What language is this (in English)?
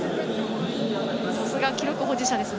Japanese